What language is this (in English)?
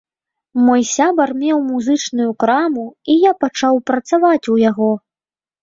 Belarusian